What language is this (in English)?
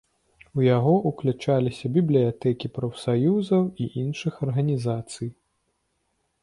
Belarusian